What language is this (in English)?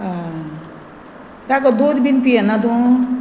Konkani